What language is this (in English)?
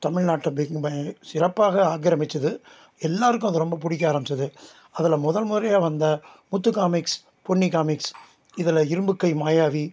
Tamil